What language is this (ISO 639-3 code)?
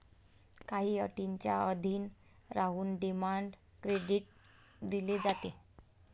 mar